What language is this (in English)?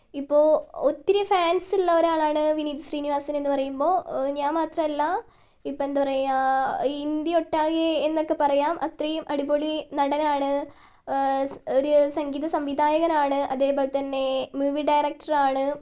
Malayalam